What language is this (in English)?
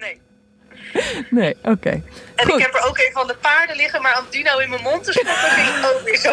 Dutch